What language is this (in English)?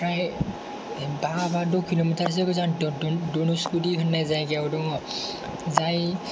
Bodo